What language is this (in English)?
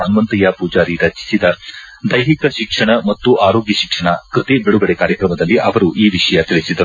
Kannada